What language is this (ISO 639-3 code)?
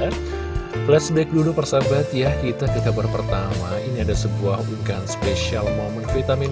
ind